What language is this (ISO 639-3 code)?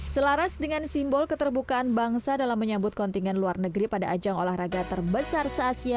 ind